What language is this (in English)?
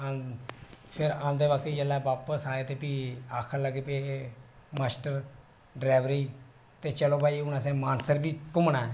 Dogri